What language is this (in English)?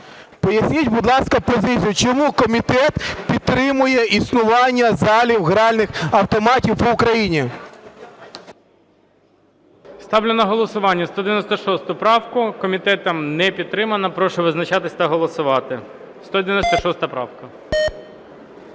Ukrainian